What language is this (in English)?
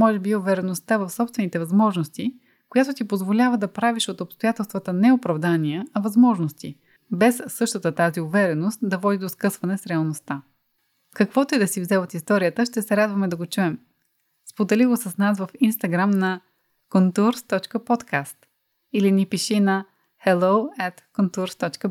Bulgarian